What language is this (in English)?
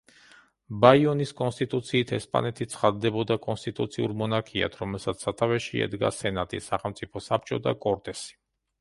Georgian